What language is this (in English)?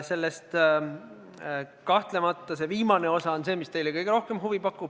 Estonian